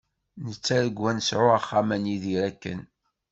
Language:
Kabyle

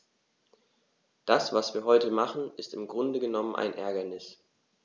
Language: German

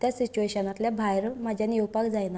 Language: Konkani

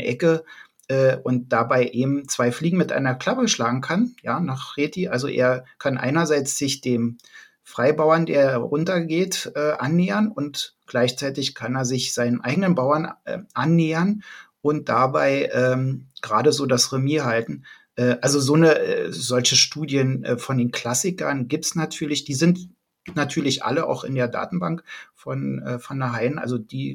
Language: German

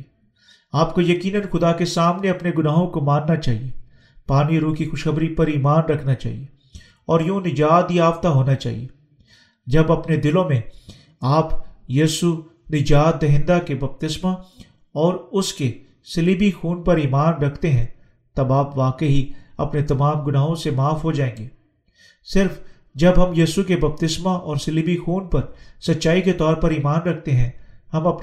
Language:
Urdu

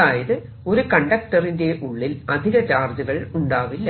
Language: Malayalam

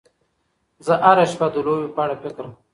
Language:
Pashto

